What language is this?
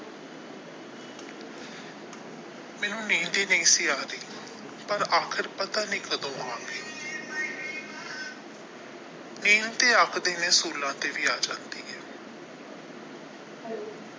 Punjabi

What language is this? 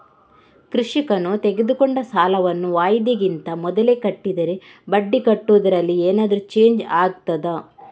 Kannada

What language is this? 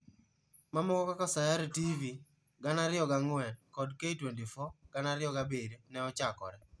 Luo (Kenya and Tanzania)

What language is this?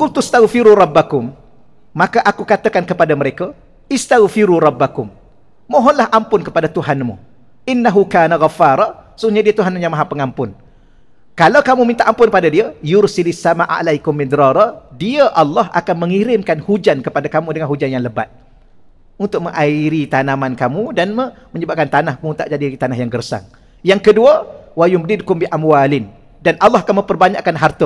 Malay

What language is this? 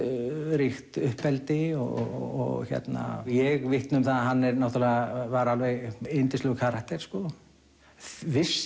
Icelandic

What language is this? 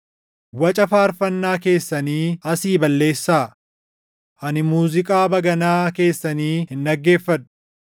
Oromo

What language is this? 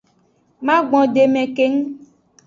Aja (Benin)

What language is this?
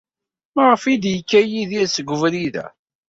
Kabyle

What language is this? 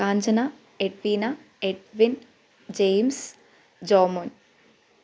Malayalam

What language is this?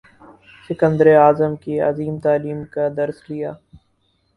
Urdu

